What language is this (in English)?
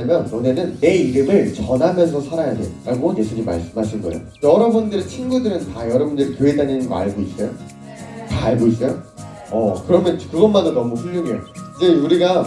Korean